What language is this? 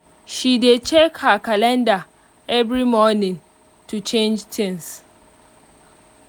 Nigerian Pidgin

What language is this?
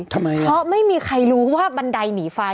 Thai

